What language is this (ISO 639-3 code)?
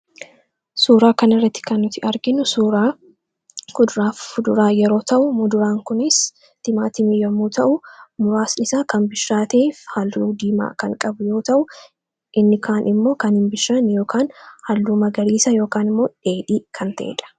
orm